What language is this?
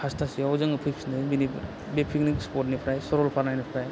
Bodo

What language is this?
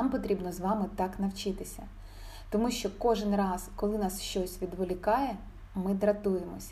Ukrainian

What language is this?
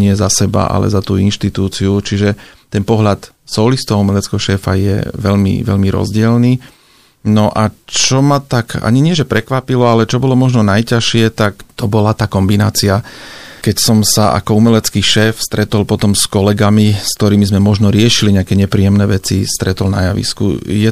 Slovak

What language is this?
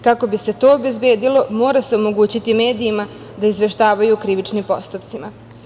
Serbian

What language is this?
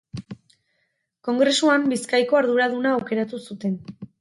Basque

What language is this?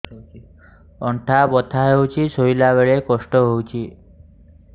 Odia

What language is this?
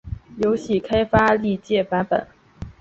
Chinese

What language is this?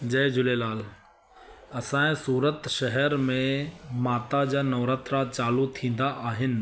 Sindhi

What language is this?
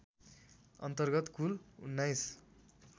Nepali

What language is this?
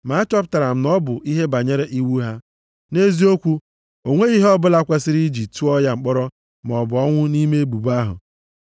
Igbo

